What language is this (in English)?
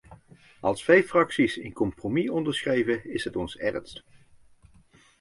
Dutch